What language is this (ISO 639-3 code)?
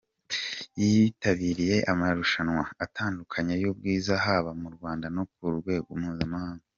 kin